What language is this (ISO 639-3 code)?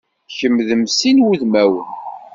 kab